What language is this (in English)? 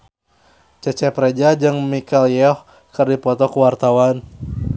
Sundanese